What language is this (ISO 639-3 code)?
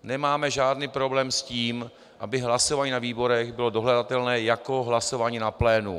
ces